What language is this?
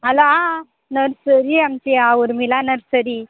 Konkani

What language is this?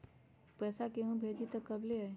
Magahi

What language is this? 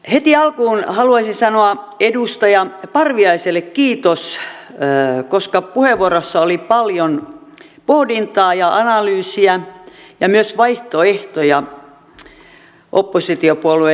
Finnish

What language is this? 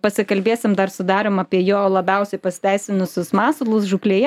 Lithuanian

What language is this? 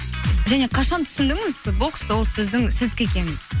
Kazakh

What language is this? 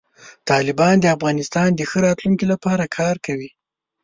Pashto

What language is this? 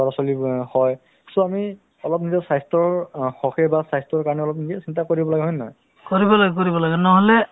Assamese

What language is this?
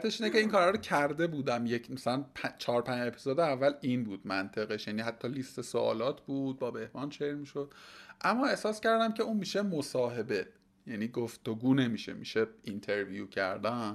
Persian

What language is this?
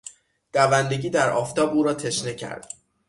Persian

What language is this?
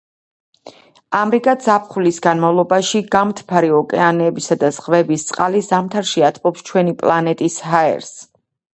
Georgian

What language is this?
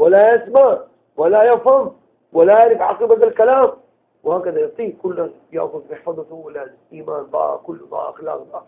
Arabic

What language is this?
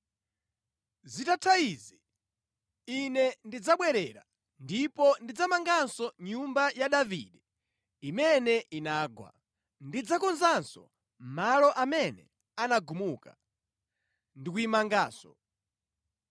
Nyanja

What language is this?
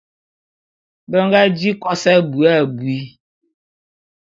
Bulu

